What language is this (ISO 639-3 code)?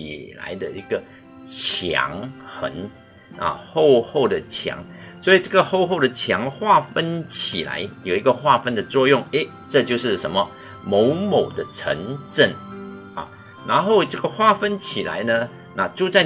zho